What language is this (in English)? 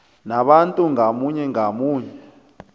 South Ndebele